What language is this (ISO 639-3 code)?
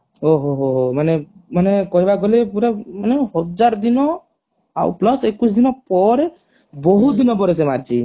ori